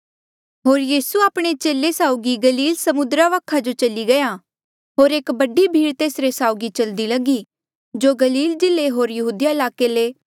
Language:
Mandeali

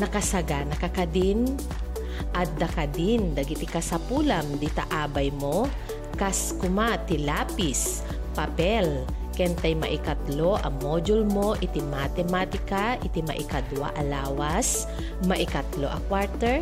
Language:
Filipino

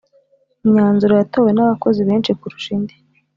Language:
Kinyarwanda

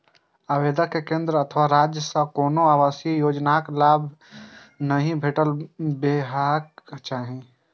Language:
Maithili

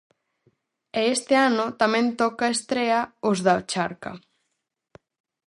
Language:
Galician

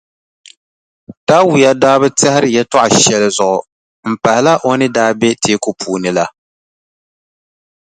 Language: Dagbani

